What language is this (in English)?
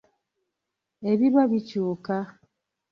Ganda